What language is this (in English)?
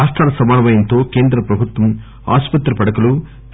Telugu